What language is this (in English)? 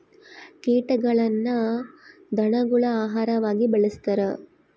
Kannada